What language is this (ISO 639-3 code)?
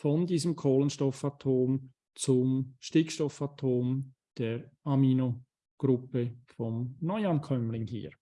deu